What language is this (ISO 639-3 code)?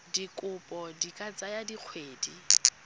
tsn